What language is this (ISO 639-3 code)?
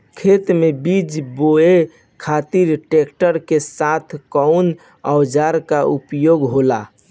bho